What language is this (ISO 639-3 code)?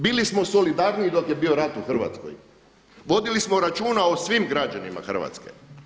hrv